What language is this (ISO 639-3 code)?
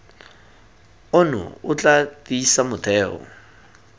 tsn